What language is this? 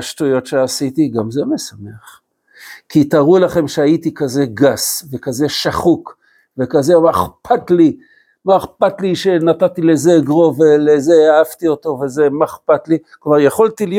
Hebrew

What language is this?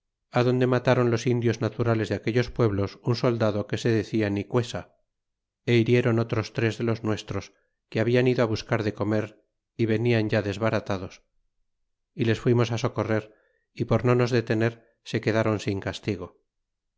Spanish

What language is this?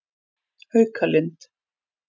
Icelandic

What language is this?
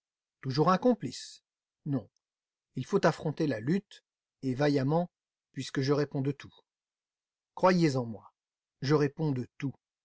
French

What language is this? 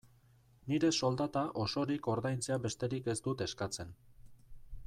Basque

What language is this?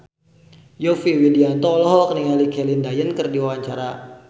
Sundanese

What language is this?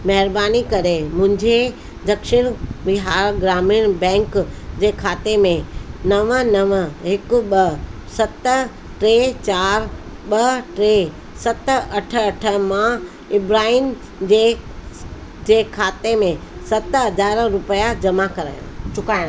Sindhi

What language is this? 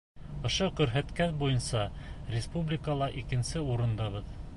Bashkir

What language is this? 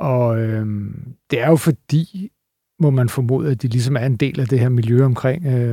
Danish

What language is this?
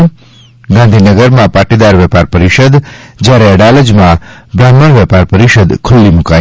Gujarati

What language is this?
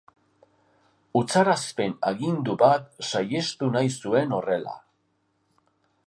Basque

